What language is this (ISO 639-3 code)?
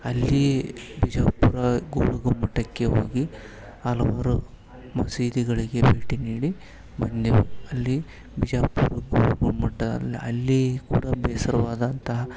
kan